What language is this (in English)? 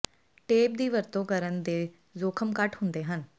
Punjabi